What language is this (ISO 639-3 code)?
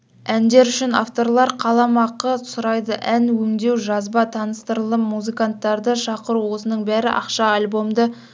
kaz